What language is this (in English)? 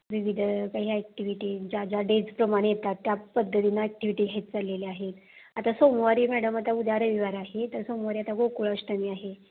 Marathi